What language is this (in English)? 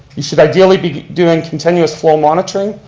English